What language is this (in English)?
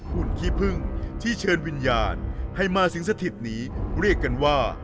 Thai